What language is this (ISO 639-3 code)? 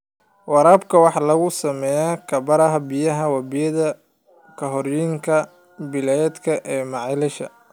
som